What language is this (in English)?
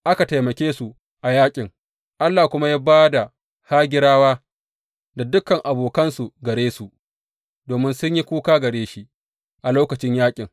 Hausa